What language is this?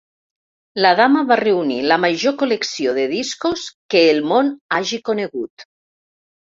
Catalan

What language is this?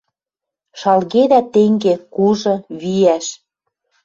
Western Mari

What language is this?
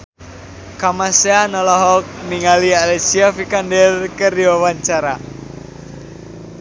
Sundanese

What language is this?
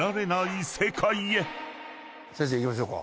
Japanese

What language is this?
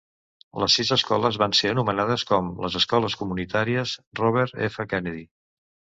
Catalan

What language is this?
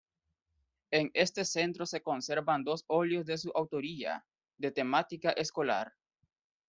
Spanish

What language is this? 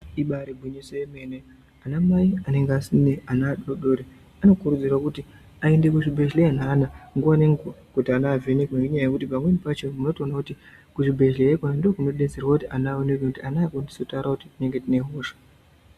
Ndau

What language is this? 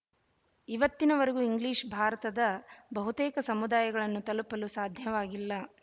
Kannada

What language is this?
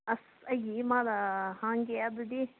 Manipuri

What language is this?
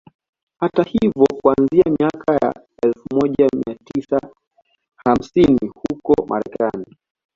Swahili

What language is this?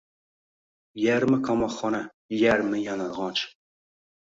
Uzbek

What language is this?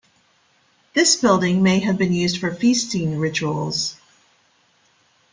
English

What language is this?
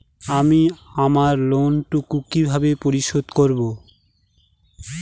Bangla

